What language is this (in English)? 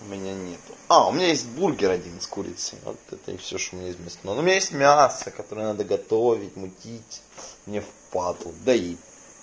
Russian